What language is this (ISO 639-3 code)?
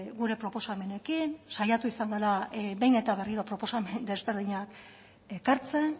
eus